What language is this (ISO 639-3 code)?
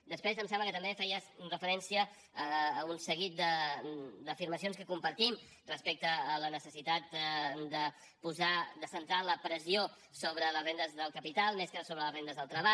cat